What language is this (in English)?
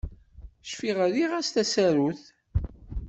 Kabyle